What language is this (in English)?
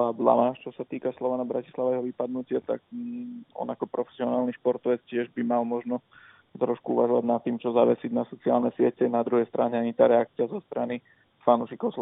Czech